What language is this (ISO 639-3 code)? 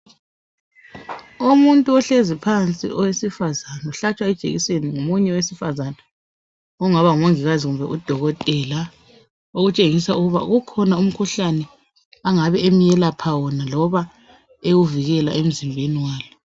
nde